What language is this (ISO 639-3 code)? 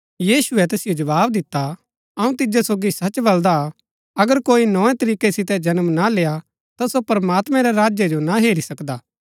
gbk